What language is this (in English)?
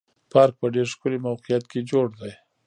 Pashto